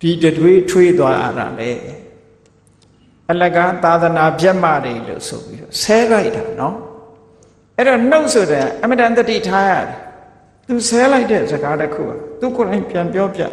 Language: Thai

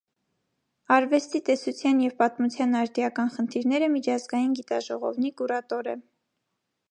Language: Armenian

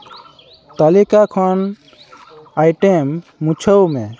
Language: Santali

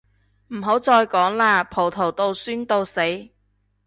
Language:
Cantonese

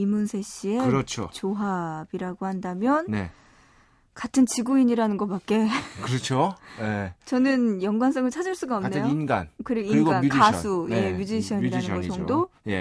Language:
Korean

